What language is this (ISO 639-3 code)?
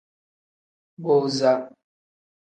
kdh